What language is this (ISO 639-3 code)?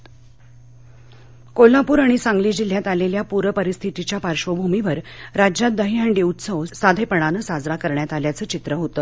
mar